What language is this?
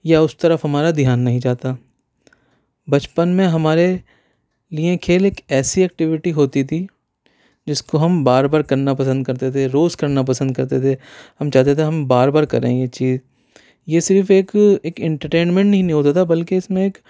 Urdu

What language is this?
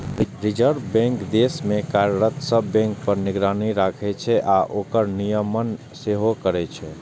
Maithili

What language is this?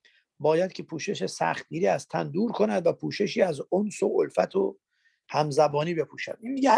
Persian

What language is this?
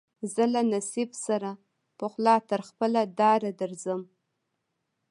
Pashto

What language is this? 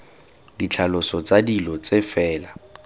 Tswana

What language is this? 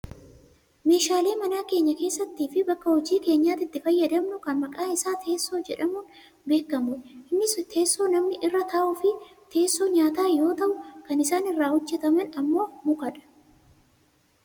Oromo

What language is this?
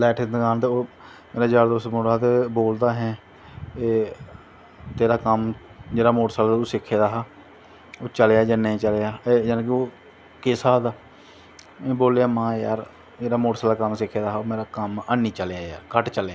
Dogri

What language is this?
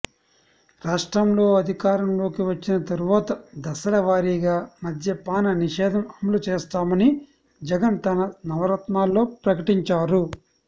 Telugu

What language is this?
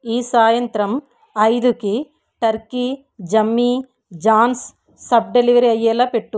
Telugu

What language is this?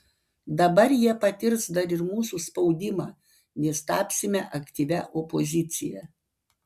Lithuanian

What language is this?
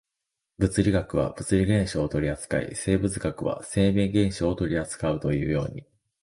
Japanese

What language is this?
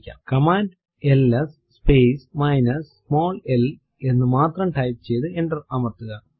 Malayalam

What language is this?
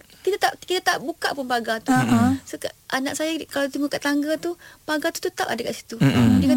Malay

